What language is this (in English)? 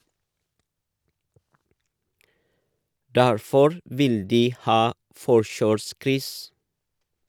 Norwegian